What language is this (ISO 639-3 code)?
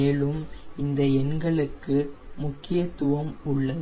tam